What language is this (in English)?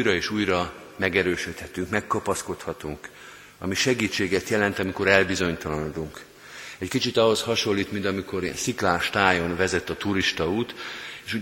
Hungarian